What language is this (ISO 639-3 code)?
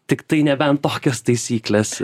lit